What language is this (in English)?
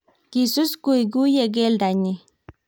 Kalenjin